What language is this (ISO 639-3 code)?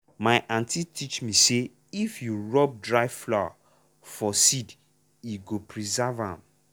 pcm